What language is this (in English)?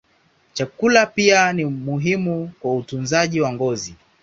Swahili